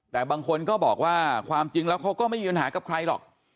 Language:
Thai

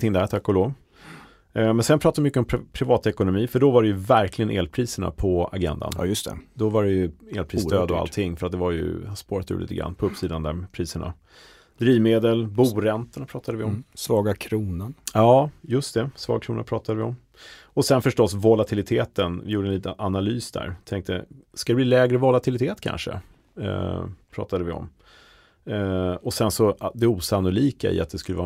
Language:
Swedish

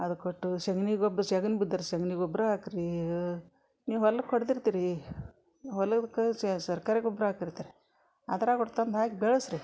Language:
Kannada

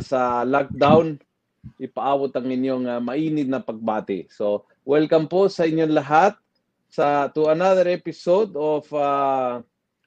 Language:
Filipino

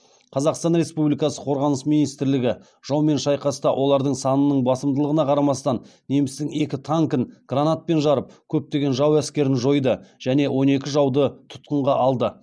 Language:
Kazakh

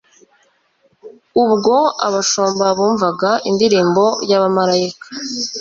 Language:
Kinyarwanda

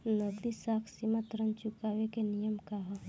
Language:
Bhojpuri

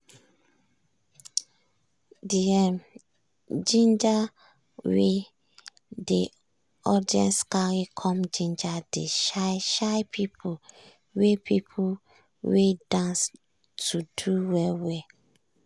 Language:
Nigerian Pidgin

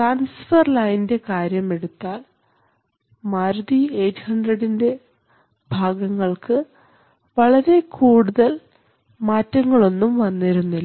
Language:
Malayalam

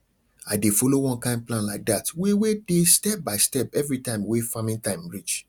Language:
Nigerian Pidgin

